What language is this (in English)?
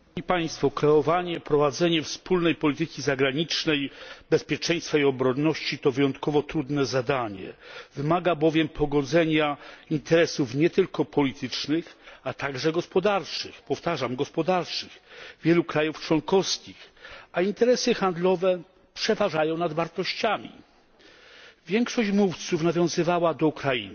Polish